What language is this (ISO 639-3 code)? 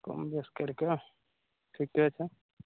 mai